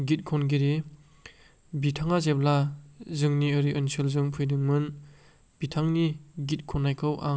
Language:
Bodo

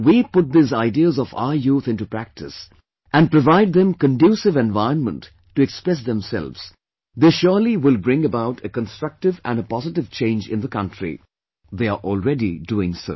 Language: English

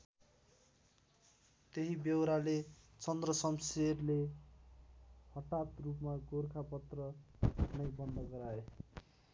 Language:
Nepali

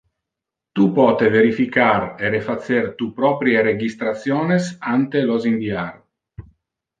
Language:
Interlingua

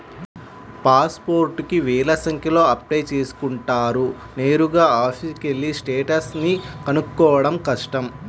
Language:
Telugu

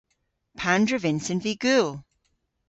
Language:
Cornish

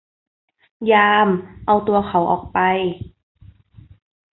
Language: Thai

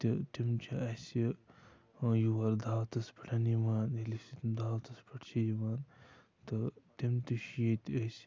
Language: Kashmiri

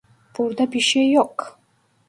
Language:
Turkish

